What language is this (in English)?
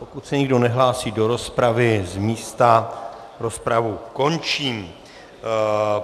Czech